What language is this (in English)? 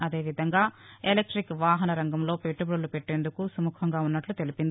Telugu